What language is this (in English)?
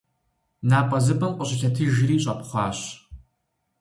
Kabardian